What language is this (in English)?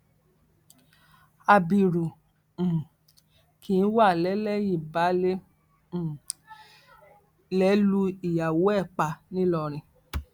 Yoruba